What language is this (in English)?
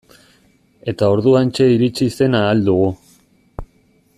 Basque